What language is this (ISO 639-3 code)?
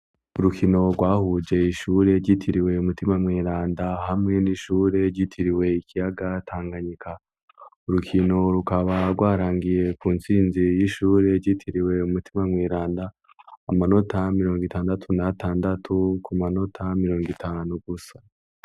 run